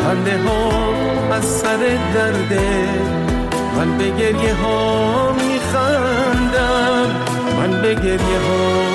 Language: Persian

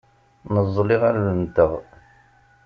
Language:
Kabyle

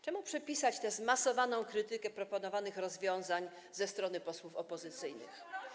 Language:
Polish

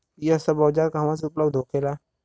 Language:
Bhojpuri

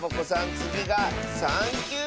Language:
Japanese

